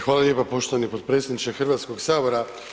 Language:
Croatian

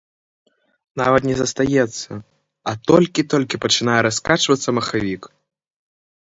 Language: Belarusian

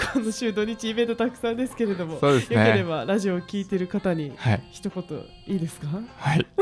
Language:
Japanese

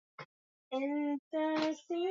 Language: Swahili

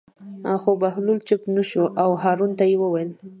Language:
Pashto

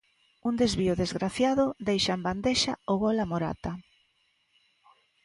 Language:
Galician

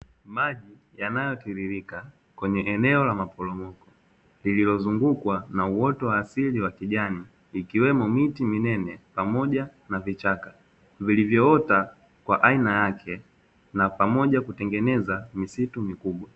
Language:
Swahili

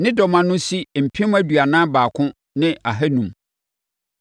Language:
Akan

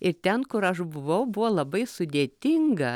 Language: Lithuanian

